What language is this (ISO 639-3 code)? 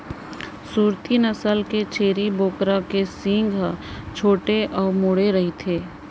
hne